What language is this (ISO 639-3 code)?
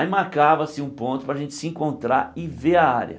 por